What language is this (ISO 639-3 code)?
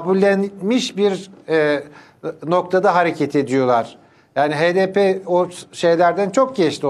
tur